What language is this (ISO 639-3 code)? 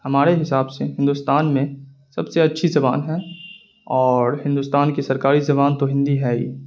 urd